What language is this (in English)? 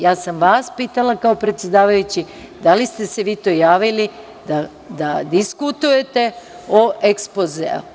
Serbian